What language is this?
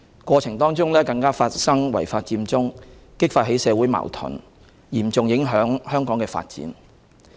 Cantonese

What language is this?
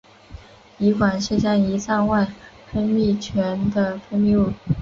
Chinese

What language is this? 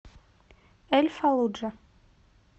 Russian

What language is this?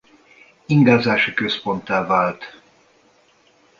Hungarian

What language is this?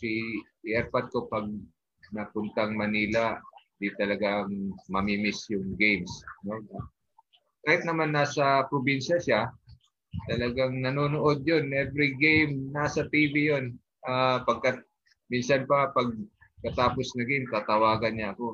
Filipino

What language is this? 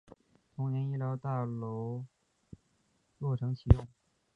Chinese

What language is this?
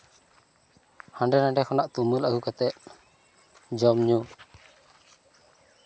Santali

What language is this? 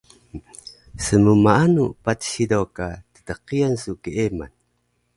Taroko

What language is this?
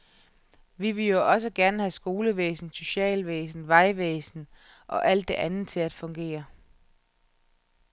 Danish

